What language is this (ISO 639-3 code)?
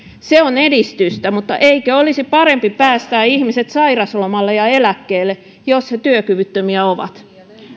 fin